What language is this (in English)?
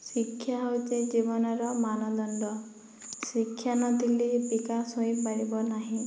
Odia